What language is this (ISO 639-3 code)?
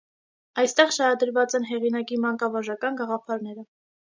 hye